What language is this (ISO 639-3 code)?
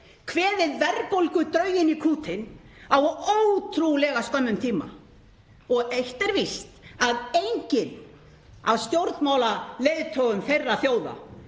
isl